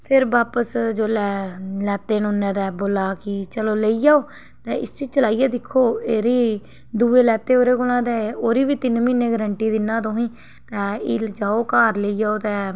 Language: Dogri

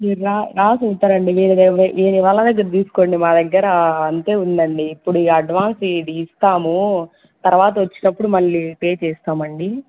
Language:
Telugu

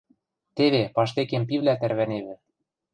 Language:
Western Mari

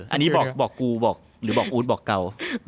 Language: Thai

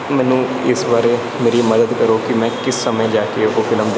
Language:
Punjabi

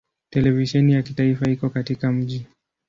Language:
Swahili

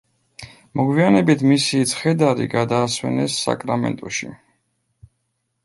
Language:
Georgian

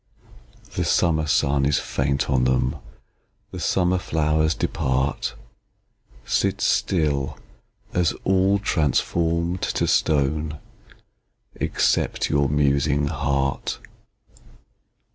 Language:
English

